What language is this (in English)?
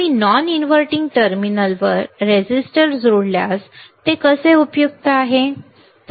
Marathi